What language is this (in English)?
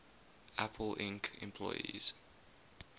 English